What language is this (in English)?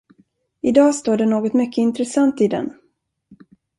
Swedish